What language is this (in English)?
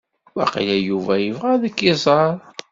Kabyle